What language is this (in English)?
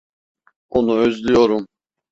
Turkish